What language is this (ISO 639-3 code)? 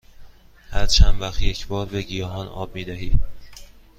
fas